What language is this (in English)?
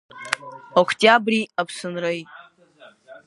Abkhazian